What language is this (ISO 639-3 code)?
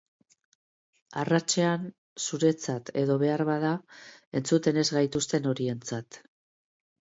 eus